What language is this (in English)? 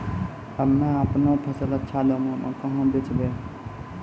Maithili